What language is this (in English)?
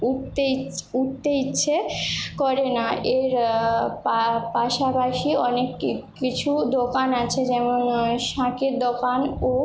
Bangla